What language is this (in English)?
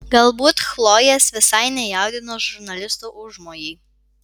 Lithuanian